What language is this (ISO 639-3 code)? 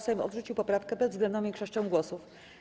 pol